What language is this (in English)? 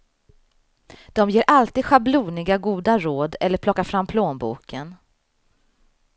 Swedish